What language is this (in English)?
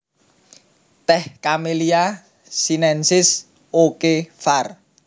Javanese